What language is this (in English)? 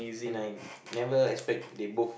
English